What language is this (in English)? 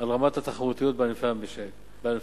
Hebrew